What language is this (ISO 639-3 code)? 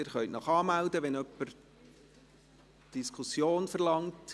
gsw